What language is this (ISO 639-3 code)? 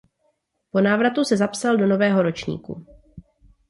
ces